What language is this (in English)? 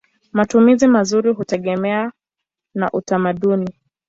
Swahili